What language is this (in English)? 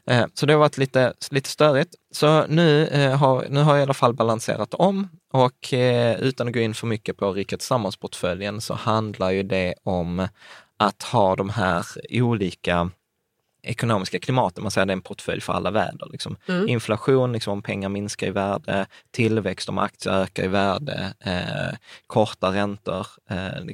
Swedish